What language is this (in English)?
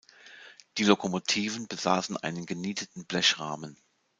German